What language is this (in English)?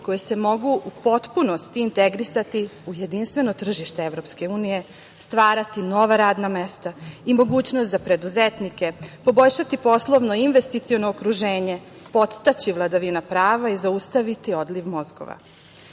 Serbian